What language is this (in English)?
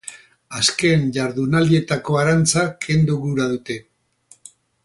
Basque